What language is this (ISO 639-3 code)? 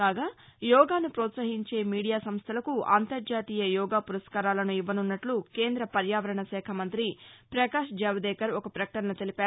tel